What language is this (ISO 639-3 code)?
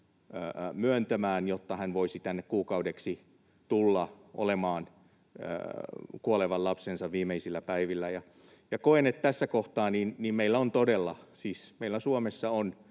fin